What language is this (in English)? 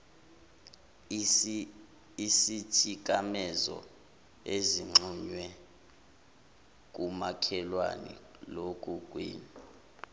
Zulu